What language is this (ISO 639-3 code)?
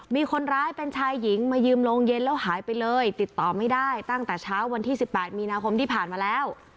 tha